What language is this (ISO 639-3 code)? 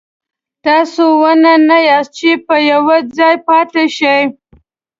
pus